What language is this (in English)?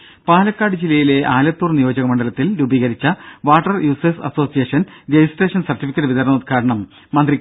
Malayalam